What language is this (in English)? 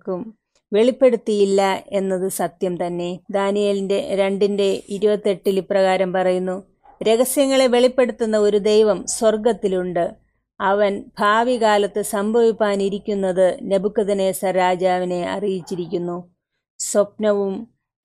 Malayalam